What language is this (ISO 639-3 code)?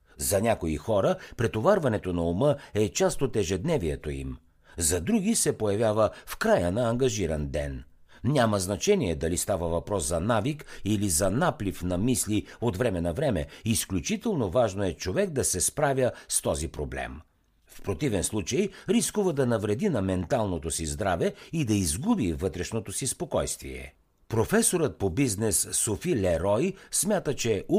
bul